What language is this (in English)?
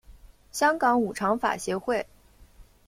Chinese